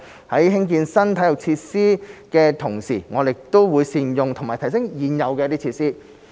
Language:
Cantonese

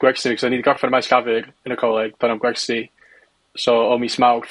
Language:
Welsh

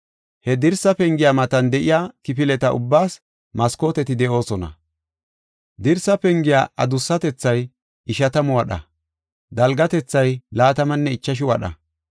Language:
Gofa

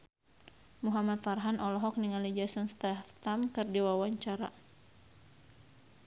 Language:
Sundanese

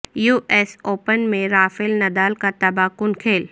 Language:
Urdu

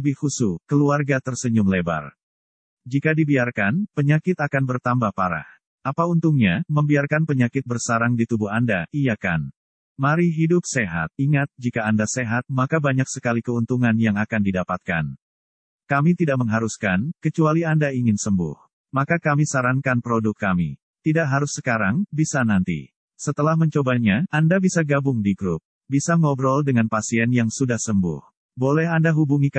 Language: Indonesian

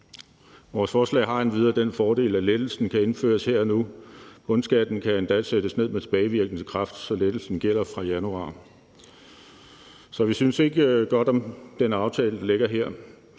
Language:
Danish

